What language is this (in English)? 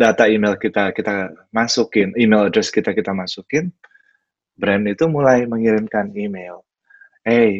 Indonesian